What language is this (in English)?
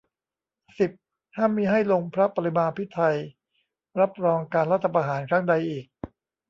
Thai